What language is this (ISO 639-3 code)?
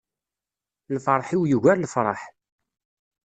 kab